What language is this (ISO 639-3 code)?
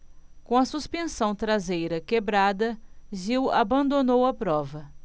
por